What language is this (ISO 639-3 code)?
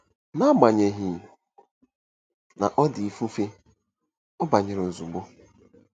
ibo